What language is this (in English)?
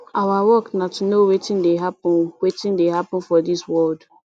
Nigerian Pidgin